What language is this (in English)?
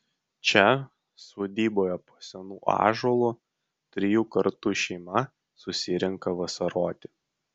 Lithuanian